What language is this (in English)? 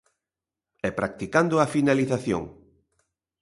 Galician